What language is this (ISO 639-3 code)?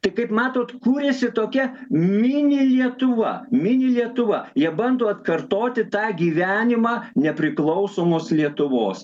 lit